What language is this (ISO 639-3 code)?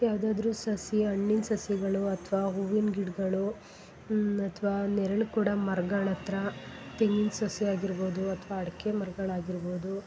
kan